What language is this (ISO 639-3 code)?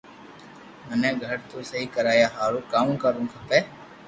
lrk